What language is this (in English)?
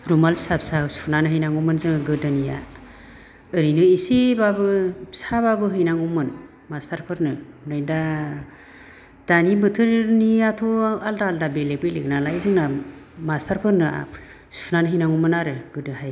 Bodo